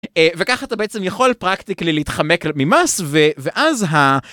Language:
Hebrew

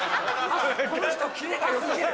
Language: Japanese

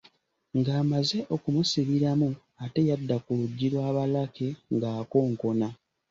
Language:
Ganda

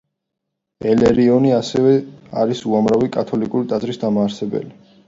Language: Georgian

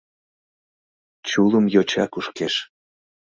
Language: Mari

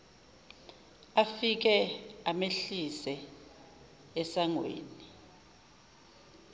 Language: Zulu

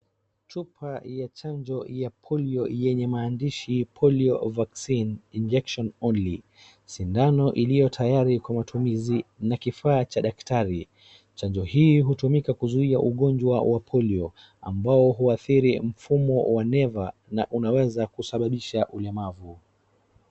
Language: Swahili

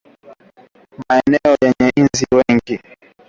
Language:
Swahili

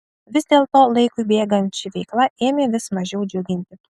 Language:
Lithuanian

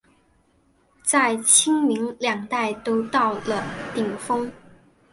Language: Chinese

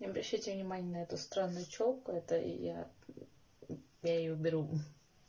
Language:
Russian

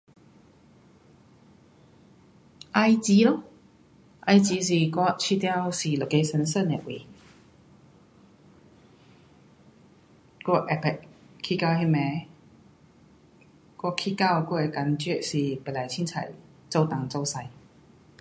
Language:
Pu-Xian Chinese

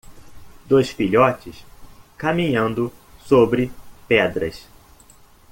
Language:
Portuguese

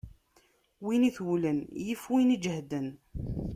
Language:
Kabyle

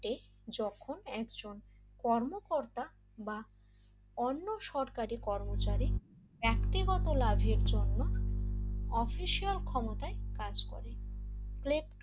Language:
Bangla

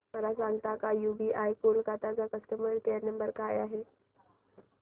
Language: Marathi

